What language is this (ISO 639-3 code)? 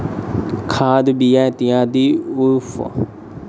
mai